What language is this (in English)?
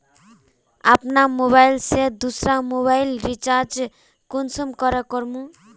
Magahi